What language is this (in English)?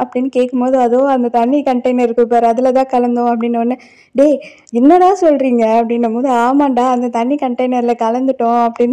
Thai